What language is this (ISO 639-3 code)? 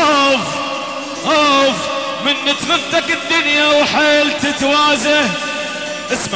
ara